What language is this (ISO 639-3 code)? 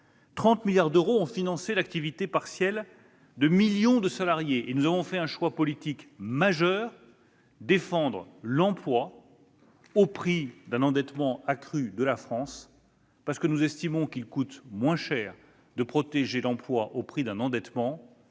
fra